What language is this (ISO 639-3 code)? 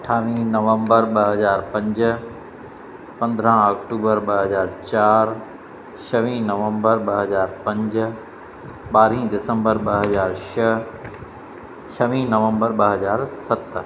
snd